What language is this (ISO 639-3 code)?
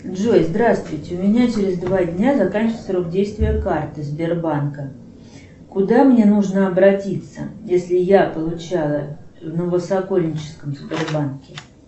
rus